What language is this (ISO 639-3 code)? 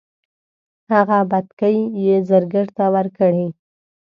pus